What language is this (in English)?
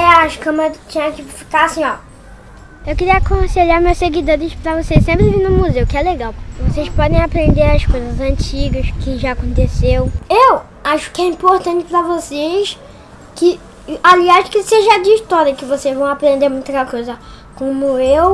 Portuguese